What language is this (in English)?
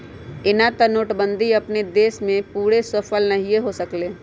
Magahi